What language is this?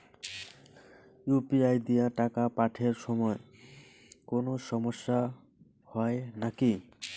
Bangla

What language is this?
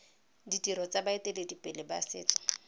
Tswana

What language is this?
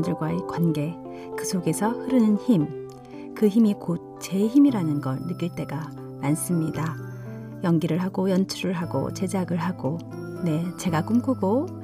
Korean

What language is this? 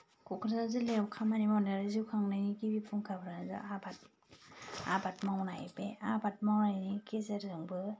Bodo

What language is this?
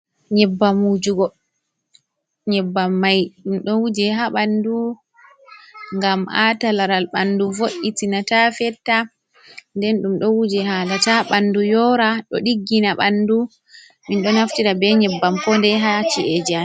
Fula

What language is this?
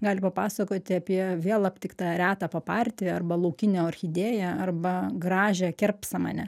Lithuanian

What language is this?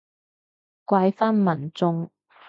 Cantonese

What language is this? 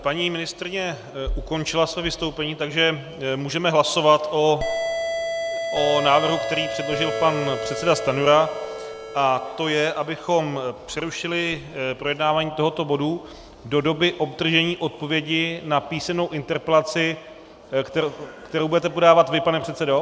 Czech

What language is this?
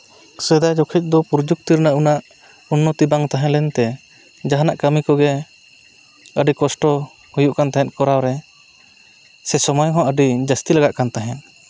Santali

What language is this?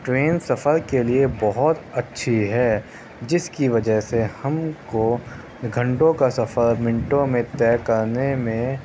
Urdu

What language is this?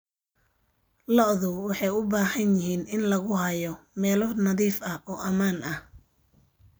Somali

